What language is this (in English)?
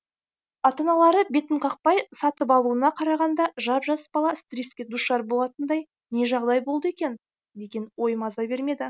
Kazakh